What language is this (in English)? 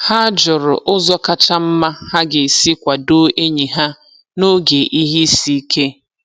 Igbo